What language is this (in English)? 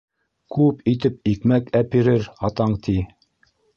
Bashkir